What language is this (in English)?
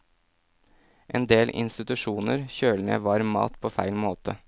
Norwegian